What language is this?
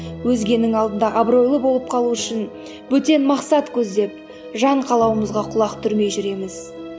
Kazakh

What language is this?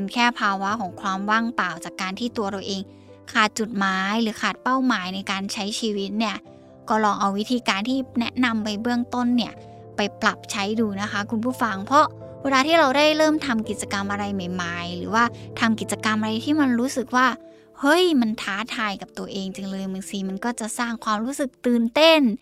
Thai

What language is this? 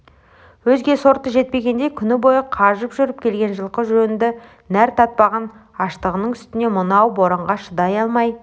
Kazakh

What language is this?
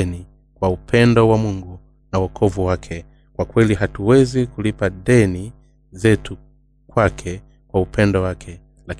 Swahili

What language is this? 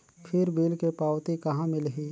Chhattisgarhi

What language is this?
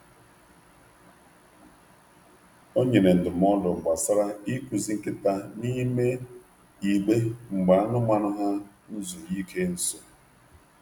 Igbo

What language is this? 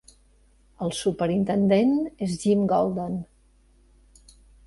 Catalan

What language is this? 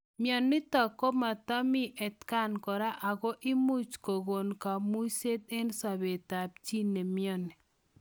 Kalenjin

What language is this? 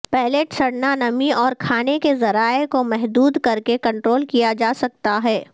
Urdu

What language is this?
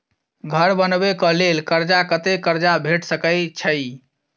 Maithili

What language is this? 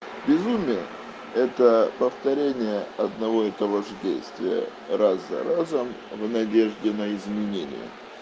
Russian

